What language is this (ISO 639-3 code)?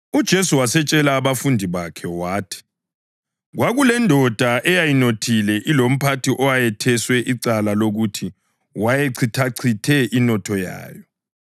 nde